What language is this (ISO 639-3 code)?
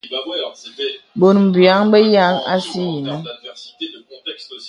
beb